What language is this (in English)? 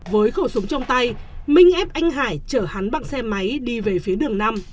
Vietnamese